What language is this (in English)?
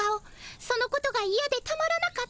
Japanese